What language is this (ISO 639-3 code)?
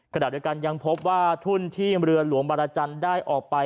tha